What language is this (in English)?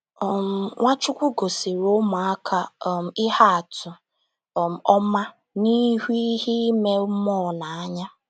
Igbo